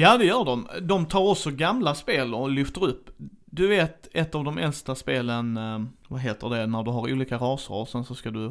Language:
Swedish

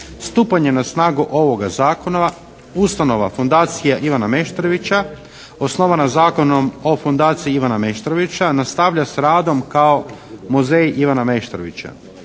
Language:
Croatian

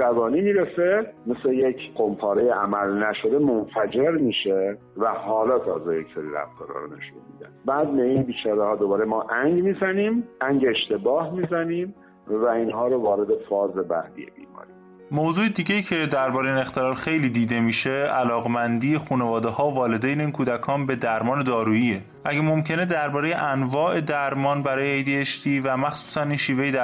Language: Persian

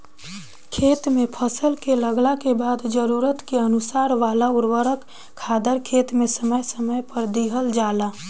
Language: Bhojpuri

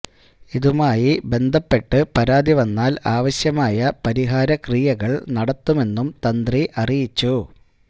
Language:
Malayalam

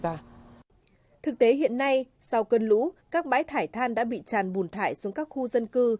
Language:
Vietnamese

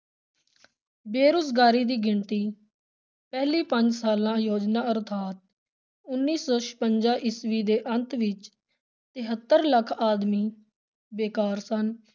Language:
Punjabi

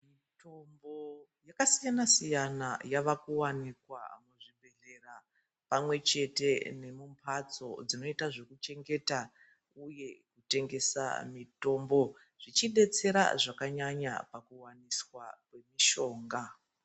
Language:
Ndau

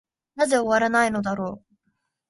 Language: Japanese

